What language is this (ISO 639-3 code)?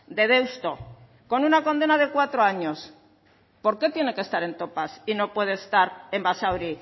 spa